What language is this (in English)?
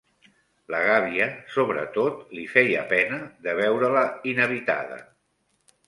Catalan